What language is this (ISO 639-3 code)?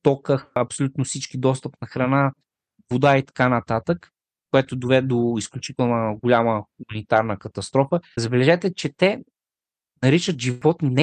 bul